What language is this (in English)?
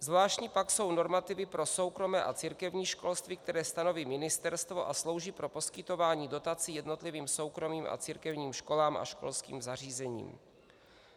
Czech